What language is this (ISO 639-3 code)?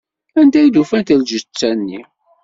kab